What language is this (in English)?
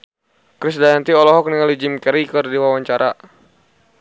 Sundanese